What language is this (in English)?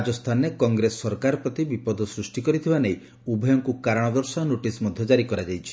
Odia